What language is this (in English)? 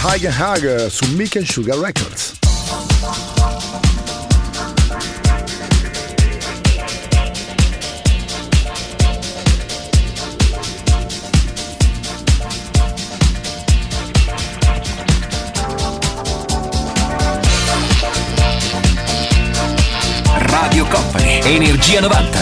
Italian